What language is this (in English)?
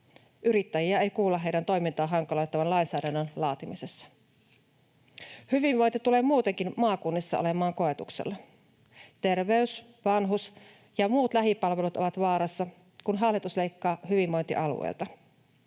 Finnish